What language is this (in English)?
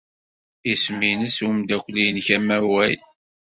Kabyle